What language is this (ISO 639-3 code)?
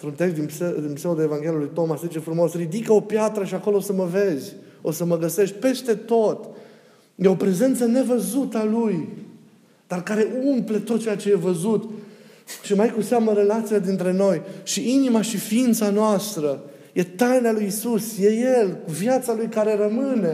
ron